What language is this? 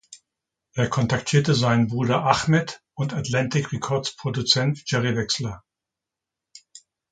German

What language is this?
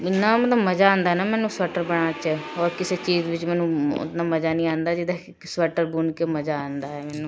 Punjabi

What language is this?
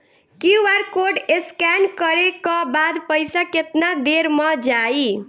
Bhojpuri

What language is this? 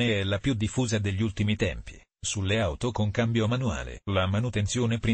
Italian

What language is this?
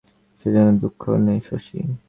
Bangla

